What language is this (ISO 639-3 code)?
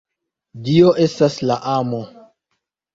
epo